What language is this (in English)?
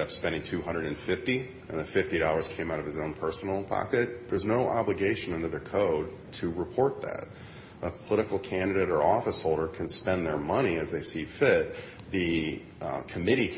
English